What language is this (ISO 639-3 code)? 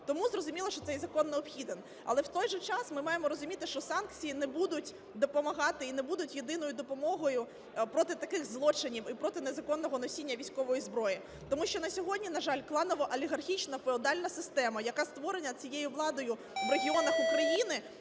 ukr